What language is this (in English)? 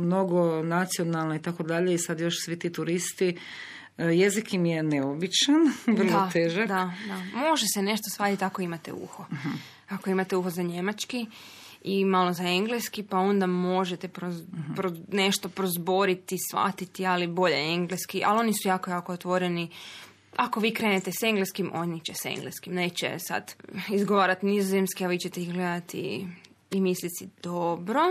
Croatian